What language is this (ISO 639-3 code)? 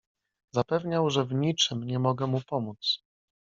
pol